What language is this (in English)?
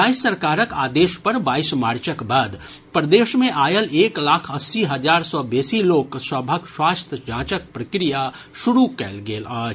Maithili